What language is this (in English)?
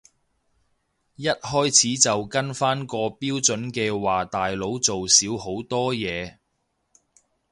Cantonese